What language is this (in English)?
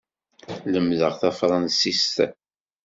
Kabyle